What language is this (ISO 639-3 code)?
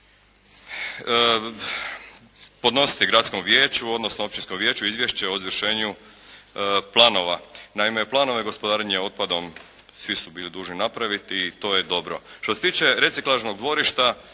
hrv